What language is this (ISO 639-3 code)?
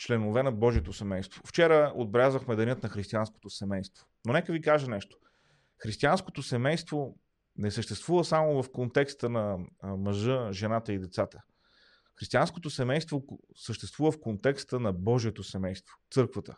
bul